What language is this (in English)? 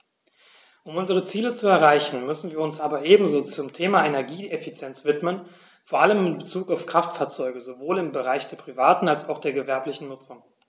German